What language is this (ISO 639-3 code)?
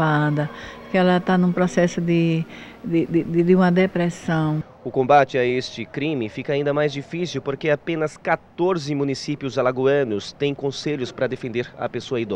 por